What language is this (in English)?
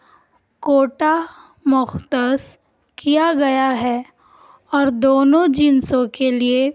Urdu